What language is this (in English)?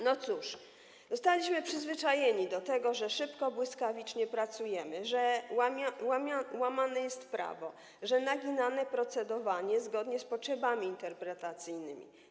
Polish